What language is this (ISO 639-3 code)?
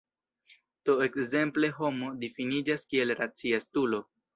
epo